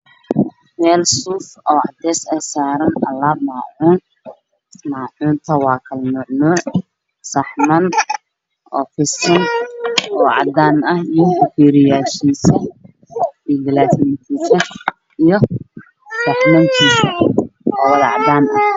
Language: Somali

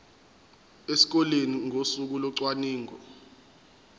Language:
Zulu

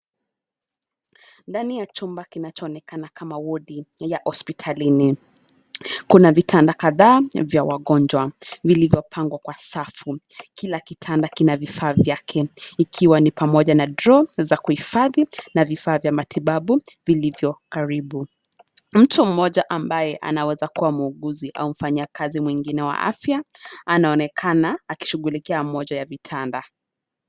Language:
Swahili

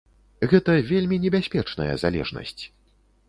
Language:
Belarusian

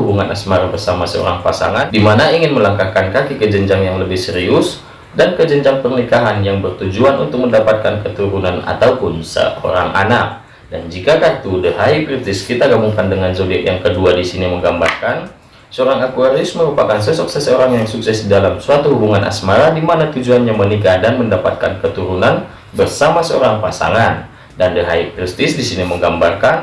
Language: Indonesian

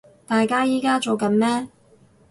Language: Cantonese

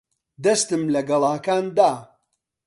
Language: Central Kurdish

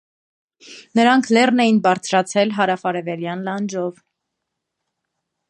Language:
Armenian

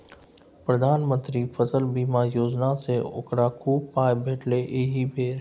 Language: Maithili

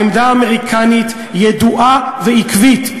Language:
Hebrew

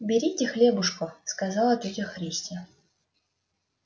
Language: Russian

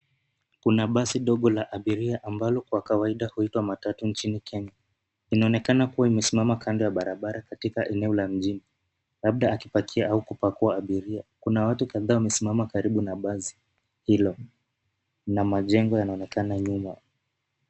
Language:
Swahili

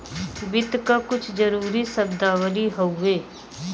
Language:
Bhojpuri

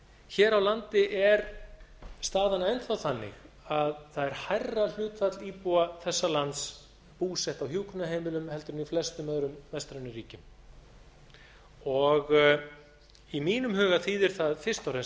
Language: Icelandic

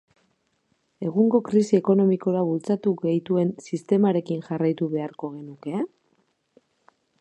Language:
Basque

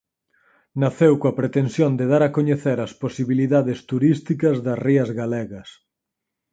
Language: Galician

